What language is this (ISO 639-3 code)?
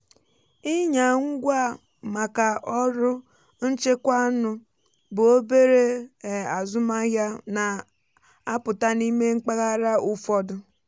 ibo